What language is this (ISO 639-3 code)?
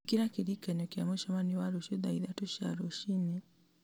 kik